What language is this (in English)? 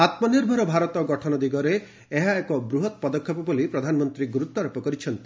Odia